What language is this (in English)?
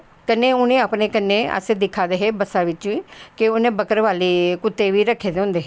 Dogri